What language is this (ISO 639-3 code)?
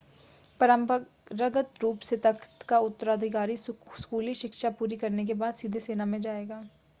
hin